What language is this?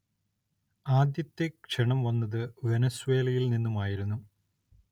Malayalam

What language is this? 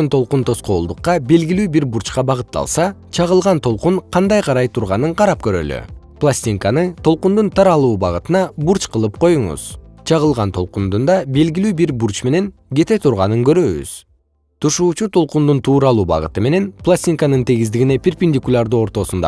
Kyrgyz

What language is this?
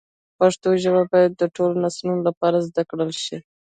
Pashto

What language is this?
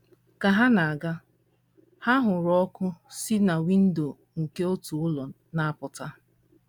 Igbo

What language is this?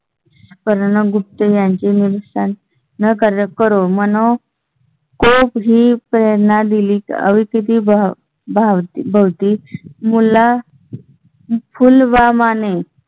Marathi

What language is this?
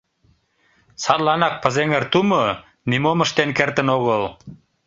Mari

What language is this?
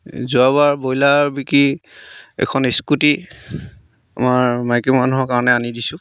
Assamese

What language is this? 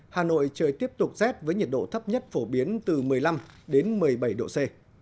Vietnamese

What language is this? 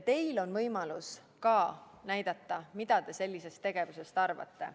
Estonian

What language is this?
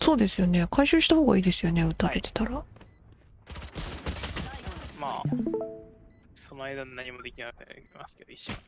Japanese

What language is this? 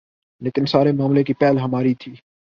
Urdu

